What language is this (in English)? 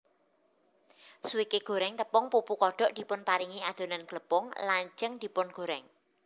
Javanese